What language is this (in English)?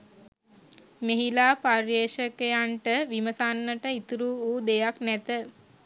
Sinhala